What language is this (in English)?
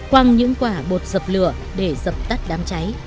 Vietnamese